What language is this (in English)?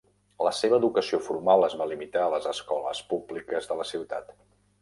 Catalan